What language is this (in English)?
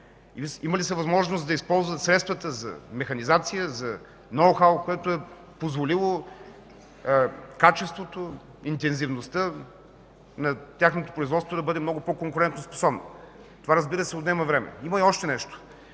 Bulgarian